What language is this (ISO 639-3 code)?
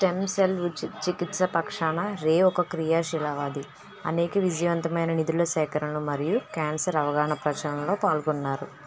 tel